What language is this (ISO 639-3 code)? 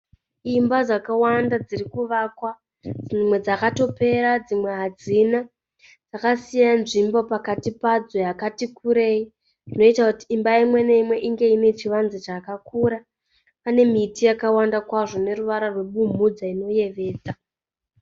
sna